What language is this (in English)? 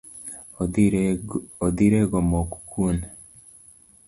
Luo (Kenya and Tanzania)